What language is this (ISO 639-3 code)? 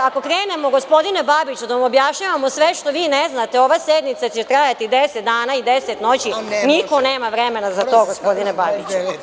srp